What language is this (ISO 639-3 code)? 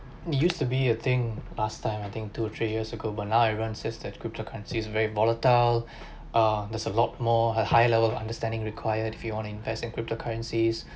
eng